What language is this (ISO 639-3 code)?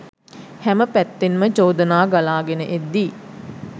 sin